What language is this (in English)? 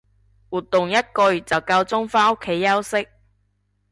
Cantonese